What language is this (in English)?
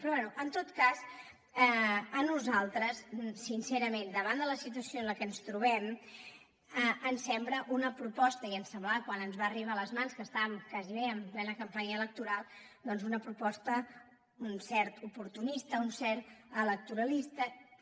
Catalan